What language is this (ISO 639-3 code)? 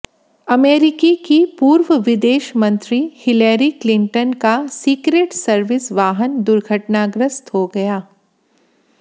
hin